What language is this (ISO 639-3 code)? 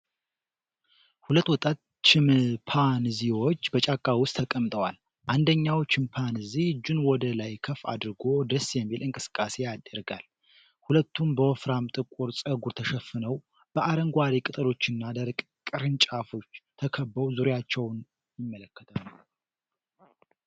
amh